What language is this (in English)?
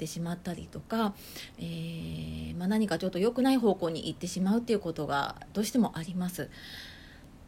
Japanese